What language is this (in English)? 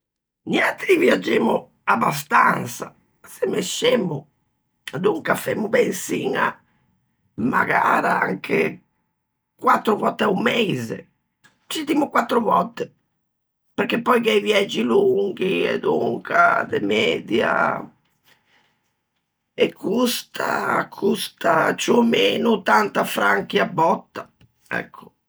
Ligurian